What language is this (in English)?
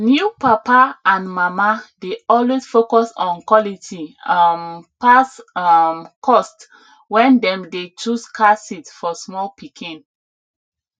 Nigerian Pidgin